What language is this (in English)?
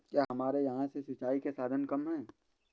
Hindi